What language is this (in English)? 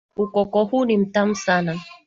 Swahili